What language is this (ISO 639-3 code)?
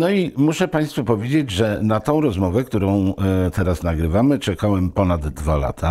pol